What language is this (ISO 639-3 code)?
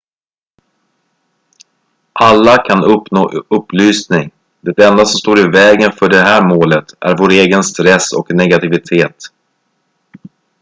swe